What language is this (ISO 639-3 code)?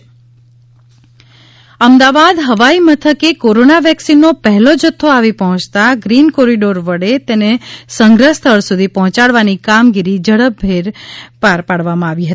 guj